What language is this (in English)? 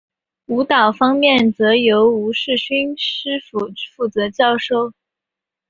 Chinese